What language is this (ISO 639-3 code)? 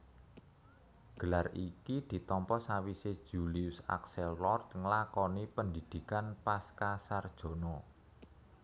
jav